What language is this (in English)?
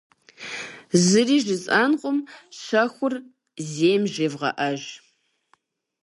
Kabardian